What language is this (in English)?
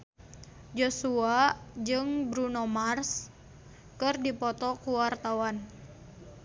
Sundanese